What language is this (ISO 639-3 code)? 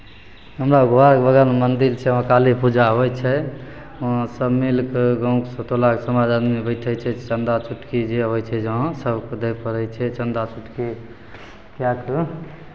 mai